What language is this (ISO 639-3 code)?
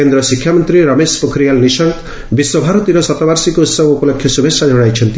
ori